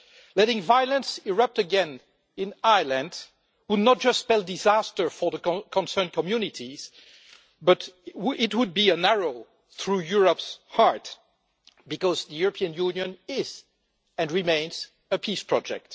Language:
English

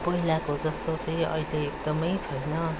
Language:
Nepali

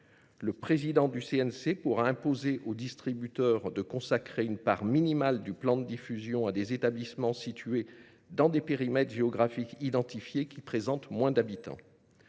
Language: French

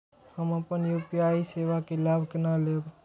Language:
Maithili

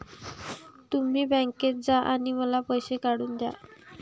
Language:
Marathi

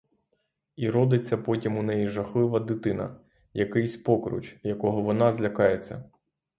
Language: Ukrainian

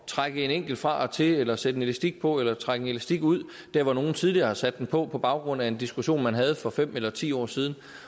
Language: Danish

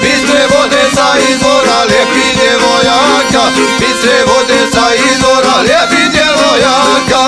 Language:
Romanian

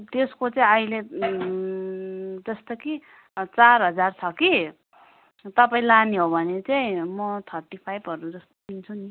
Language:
Nepali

